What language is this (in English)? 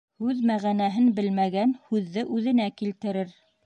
Bashkir